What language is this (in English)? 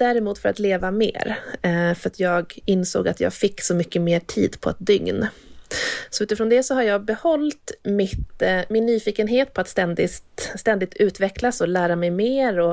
Swedish